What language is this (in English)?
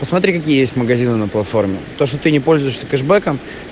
Russian